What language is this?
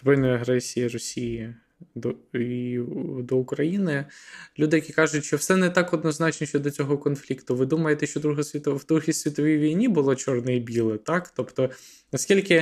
Ukrainian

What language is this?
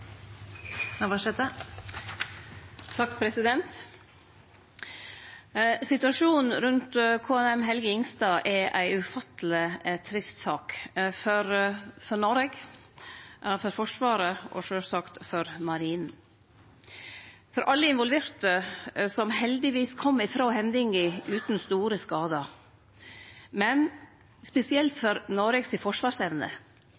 Norwegian Nynorsk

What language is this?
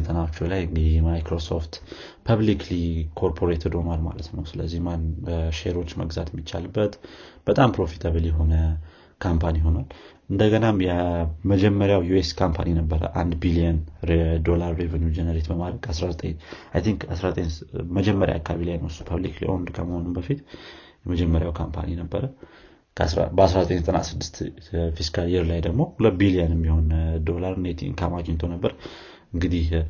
Amharic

